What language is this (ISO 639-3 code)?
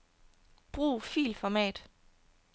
dan